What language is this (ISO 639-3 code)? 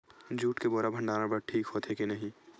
hne